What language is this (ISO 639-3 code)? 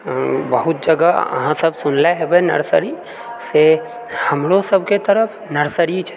mai